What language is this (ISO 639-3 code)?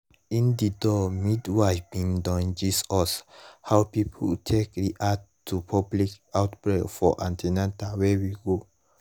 pcm